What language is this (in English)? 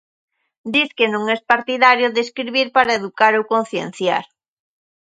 Galician